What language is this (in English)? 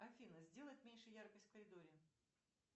Russian